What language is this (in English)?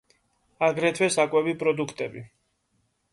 Georgian